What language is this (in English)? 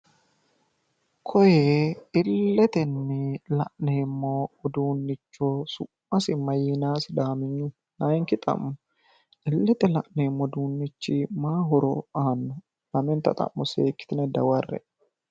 Sidamo